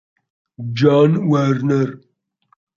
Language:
Italian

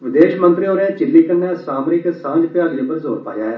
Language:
Dogri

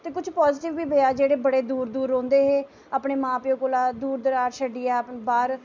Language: Dogri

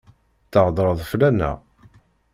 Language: Kabyle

